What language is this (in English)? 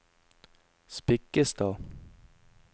Norwegian